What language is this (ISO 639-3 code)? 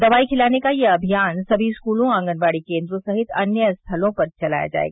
hin